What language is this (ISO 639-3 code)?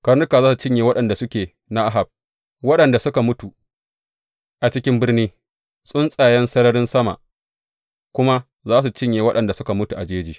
hau